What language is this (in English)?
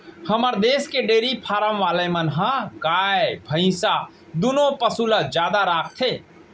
Chhattisgarhi